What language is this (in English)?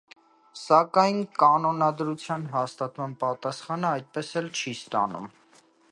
Armenian